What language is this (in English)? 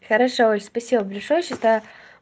Russian